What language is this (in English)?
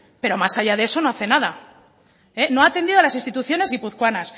Spanish